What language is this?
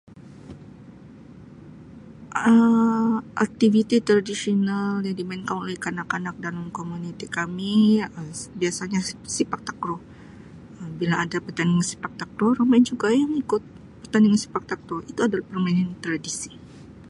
Sabah Malay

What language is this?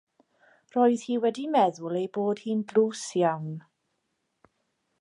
Welsh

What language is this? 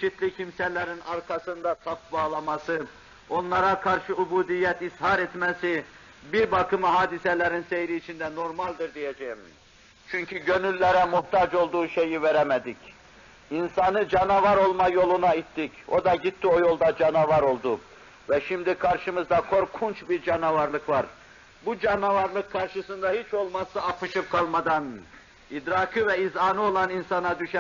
Turkish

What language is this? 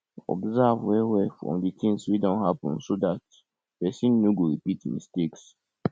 Nigerian Pidgin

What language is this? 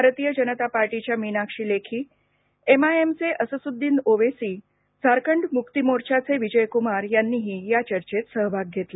Marathi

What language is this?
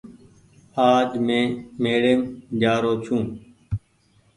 Goaria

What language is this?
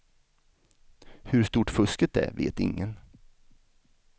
Swedish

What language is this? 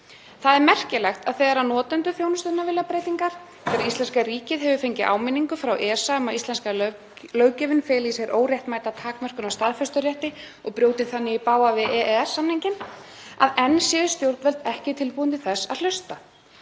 Icelandic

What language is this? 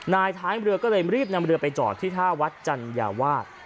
Thai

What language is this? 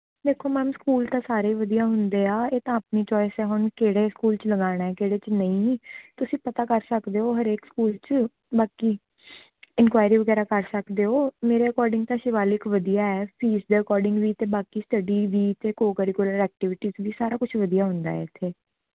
Punjabi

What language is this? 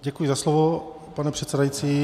Czech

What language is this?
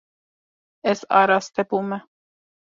Kurdish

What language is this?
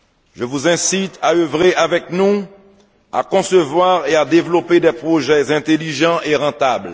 French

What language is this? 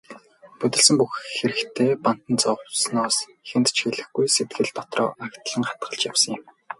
Mongolian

